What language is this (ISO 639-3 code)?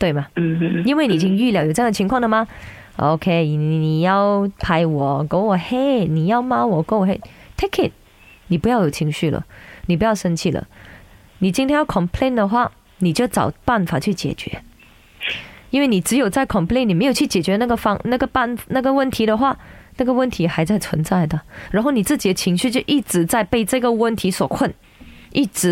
zho